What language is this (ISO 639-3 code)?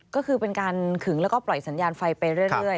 tha